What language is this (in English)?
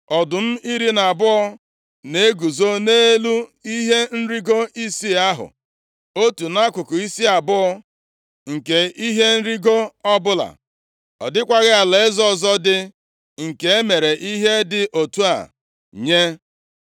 Igbo